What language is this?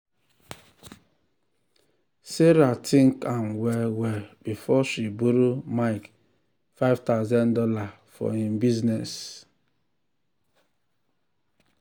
Nigerian Pidgin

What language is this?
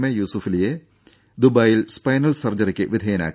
Malayalam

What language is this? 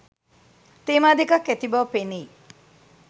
Sinhala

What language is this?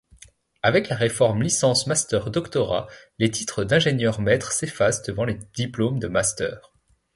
French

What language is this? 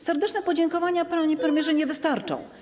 Polish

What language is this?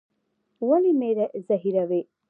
Pashto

